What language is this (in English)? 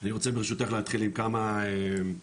Hebrew